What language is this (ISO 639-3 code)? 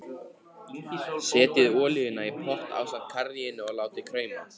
isl